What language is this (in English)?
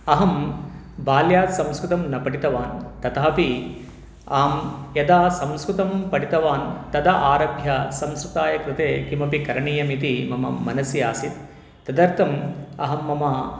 Sanskrit